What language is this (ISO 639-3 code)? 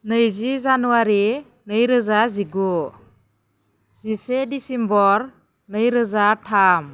brx